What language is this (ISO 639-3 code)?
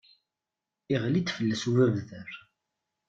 kab